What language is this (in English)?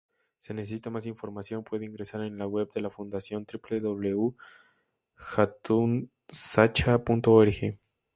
Spanish